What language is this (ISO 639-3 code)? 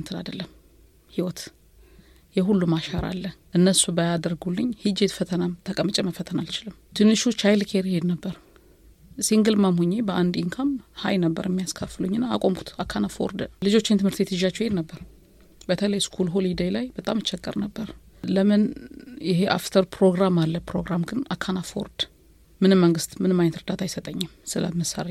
amh